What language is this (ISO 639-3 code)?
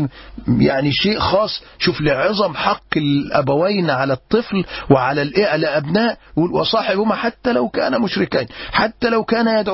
ara